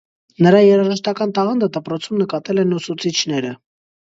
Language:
Armenian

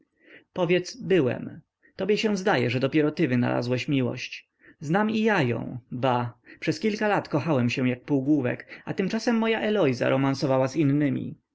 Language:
Polish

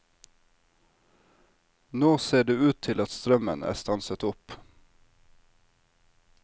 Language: Norwegian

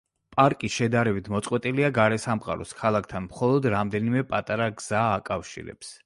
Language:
Georgian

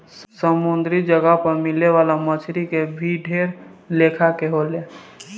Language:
Bhojpuri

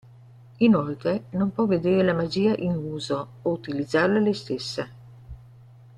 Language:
Italian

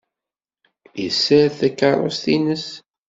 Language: Kabyle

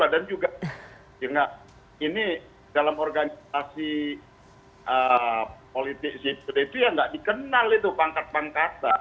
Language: Indonesian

